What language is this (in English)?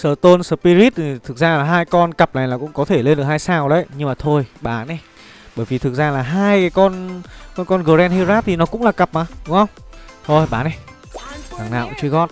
Vietnamese